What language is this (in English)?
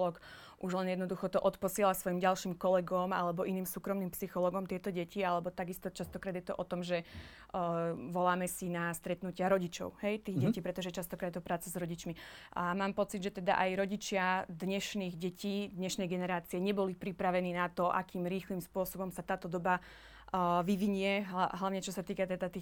Slovak